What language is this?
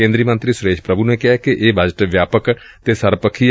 Punjabi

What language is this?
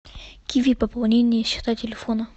Russian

